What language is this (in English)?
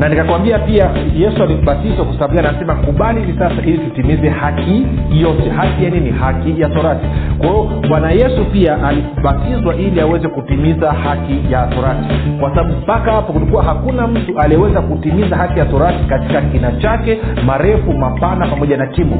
Swahili